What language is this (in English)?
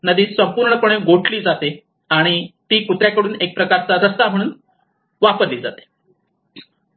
Marathi